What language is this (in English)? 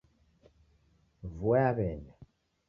Taita